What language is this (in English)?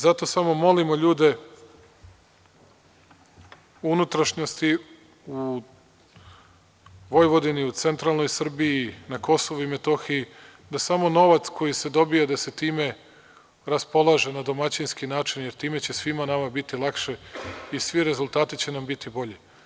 Serbian